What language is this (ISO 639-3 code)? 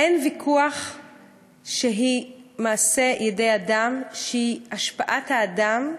heb